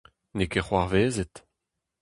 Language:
Breton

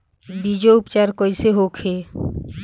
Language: Bhojpuri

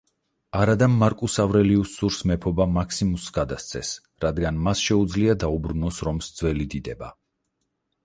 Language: Georgian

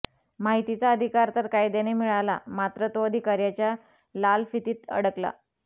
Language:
Marathi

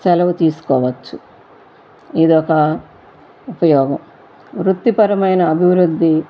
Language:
Telugu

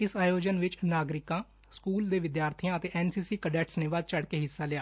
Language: Punjabi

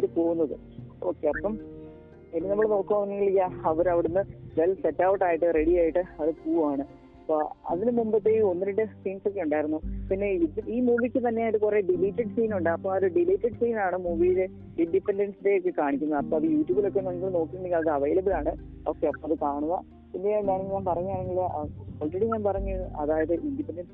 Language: Malayalam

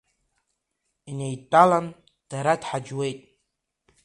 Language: Abkhazian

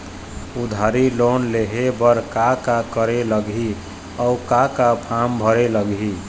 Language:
Chhattisgarhi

